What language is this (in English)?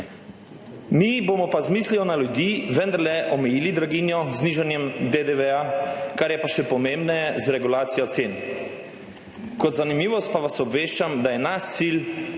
Slovenian